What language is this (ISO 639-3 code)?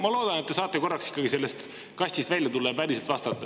est